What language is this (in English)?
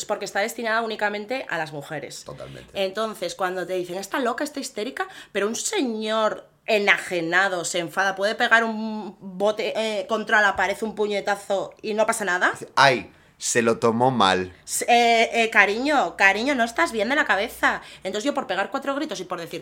Spanish